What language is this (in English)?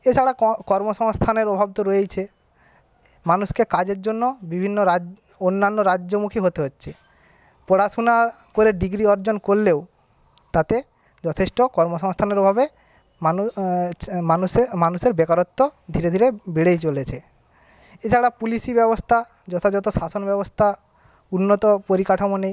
Bangla